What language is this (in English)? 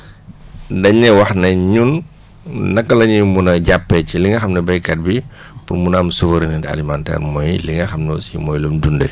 Wolof